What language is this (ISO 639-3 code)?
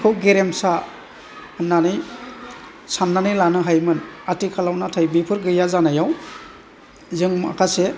brx